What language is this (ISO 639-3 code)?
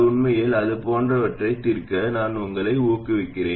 tam